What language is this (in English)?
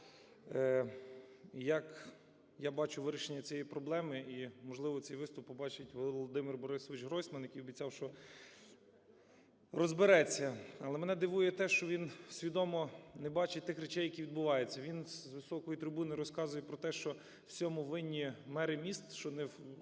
Ukrainian